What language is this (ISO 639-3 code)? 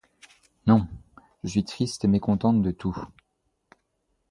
fra